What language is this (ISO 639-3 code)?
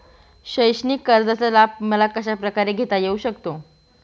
mar